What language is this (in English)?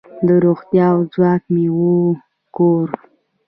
Pashto